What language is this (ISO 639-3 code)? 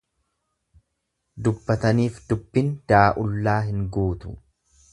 orm